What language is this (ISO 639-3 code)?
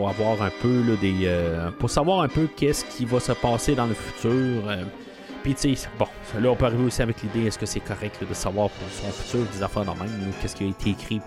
fra